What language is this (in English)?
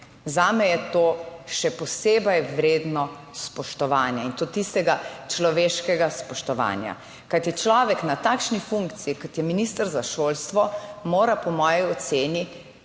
Slovenian